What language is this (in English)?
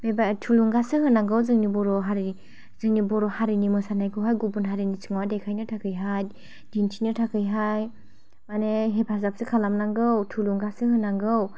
Bodo